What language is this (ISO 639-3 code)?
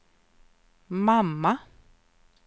swe